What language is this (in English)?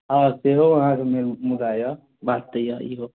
Maithili